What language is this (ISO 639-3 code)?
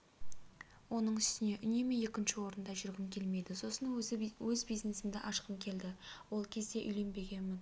kaz